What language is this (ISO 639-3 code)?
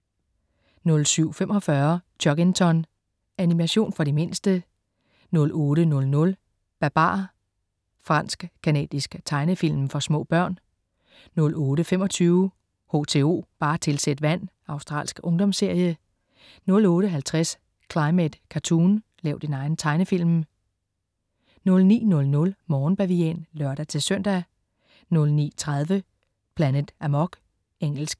dan